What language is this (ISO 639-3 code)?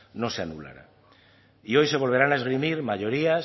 spa